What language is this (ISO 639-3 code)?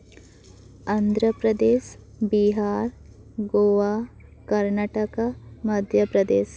sat